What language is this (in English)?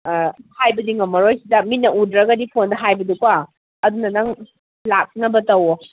Manipuri